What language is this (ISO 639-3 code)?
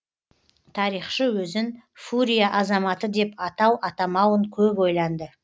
kaz